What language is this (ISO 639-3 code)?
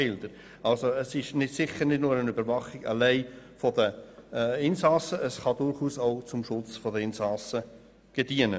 gsw